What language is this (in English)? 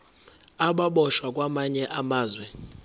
Zulu